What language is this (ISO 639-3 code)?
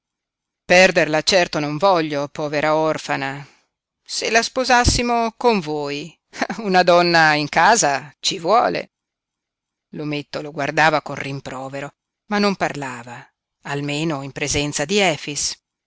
ita